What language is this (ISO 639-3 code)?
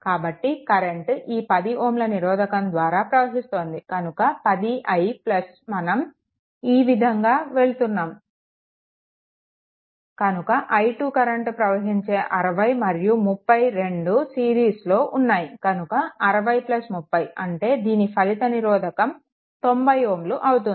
tel